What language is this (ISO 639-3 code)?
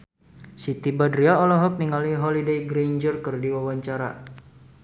sun